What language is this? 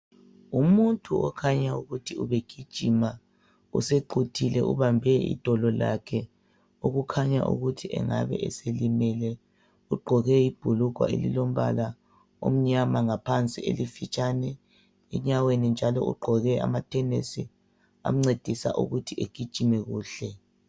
North Ndebele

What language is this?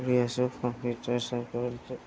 Assamese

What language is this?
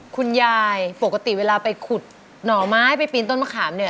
Thai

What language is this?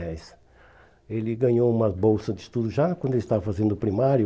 Portuguese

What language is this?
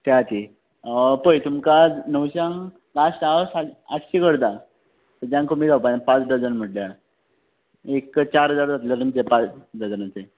Konkani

